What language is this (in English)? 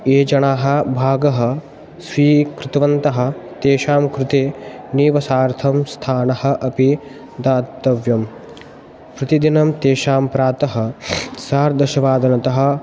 Sanskrit